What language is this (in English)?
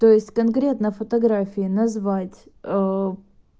Russian